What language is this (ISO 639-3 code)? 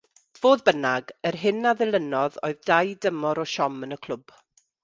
cym